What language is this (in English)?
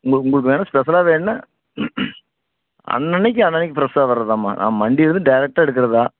Tamil